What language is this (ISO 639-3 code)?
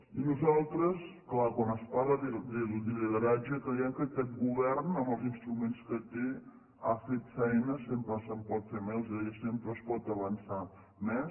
cat